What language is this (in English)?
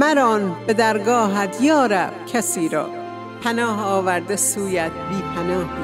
Persian